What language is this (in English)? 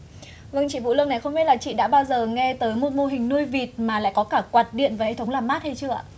Vietnamese